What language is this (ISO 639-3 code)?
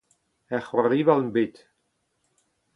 bre